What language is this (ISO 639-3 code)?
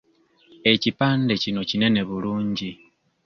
lug